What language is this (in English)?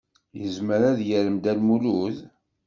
Kabyle